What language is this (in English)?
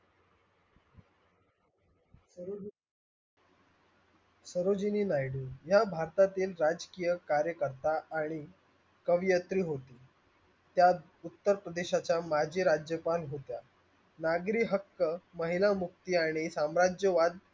Marathi